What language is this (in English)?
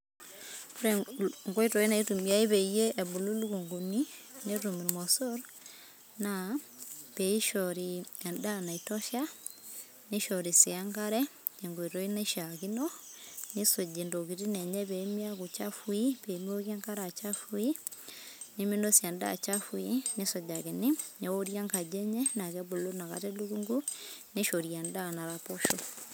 Masai